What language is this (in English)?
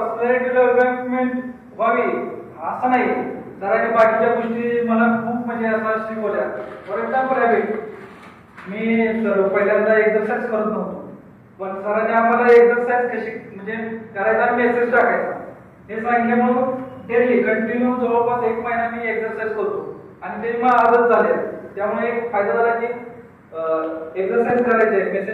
Hindi